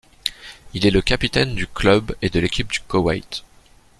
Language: French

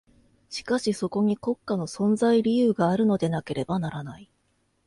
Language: Japanese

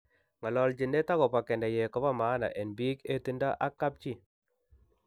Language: Kalenjin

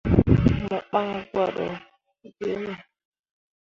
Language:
Mundang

